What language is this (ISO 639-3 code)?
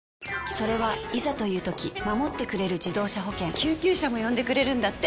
jpn